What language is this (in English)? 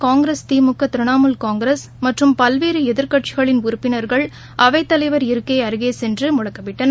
Tamil